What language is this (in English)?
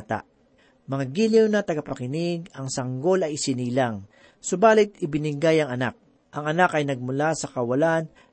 Filipino